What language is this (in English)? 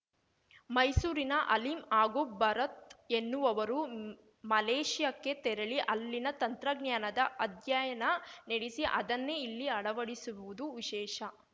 Kannada